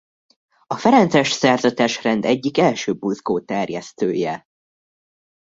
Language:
Hungarian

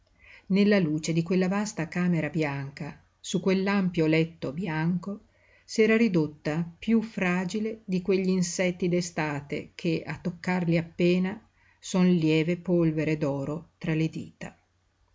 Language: Italian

